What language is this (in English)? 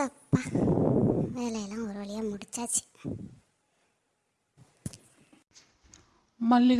Tamil